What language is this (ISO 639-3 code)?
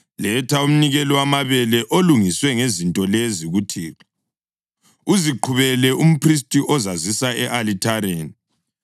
nde